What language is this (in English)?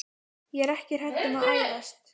Icelandic